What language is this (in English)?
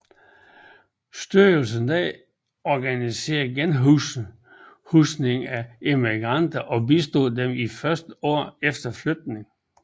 Danish